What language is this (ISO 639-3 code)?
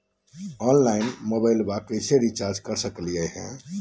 mag